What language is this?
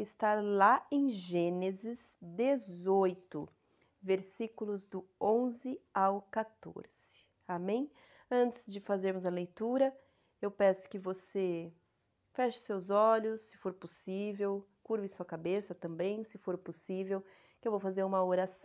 Portuguese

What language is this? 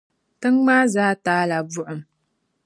Dagbani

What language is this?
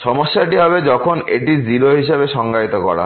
Bangla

